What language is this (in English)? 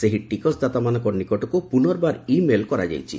Odia